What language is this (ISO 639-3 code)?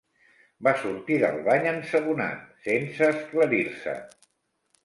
cat